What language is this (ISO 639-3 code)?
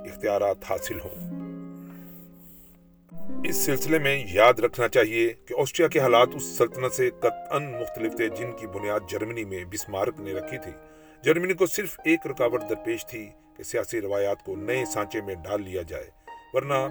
urd